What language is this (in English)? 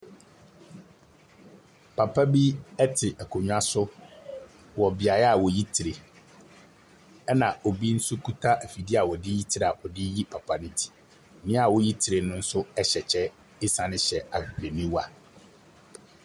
Akan